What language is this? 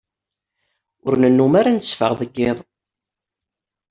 Kabyle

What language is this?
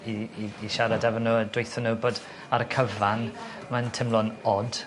Welsh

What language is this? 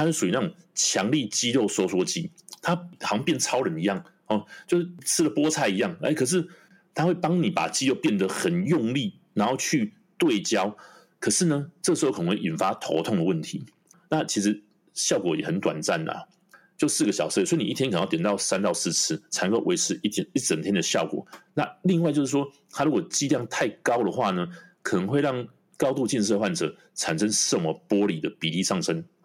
Chinese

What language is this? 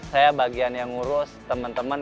Indonesian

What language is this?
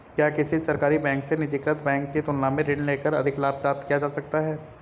Hindi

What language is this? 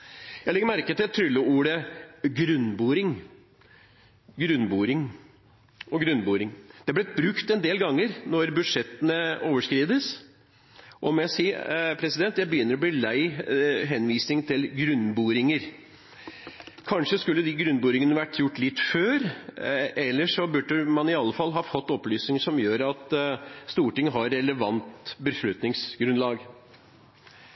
Norwegian Bokmål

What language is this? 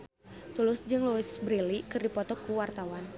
Sundanese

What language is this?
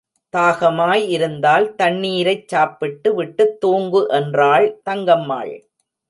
Tamil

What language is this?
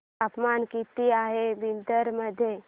Marathi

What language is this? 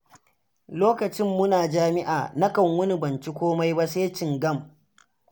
Hausa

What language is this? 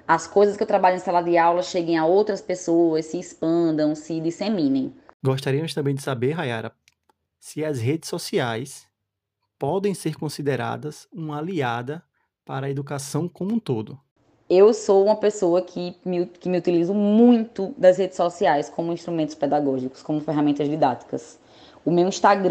Portuguese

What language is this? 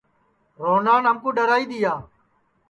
Sansi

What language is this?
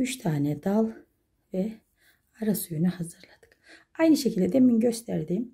Turkish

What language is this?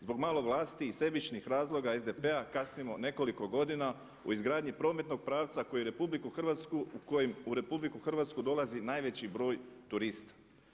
Croatian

